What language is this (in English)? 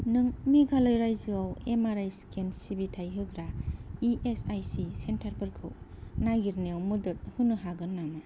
Bodo